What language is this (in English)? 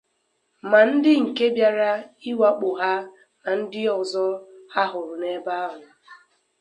Igbo